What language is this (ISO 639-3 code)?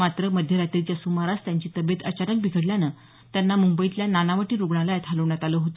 mar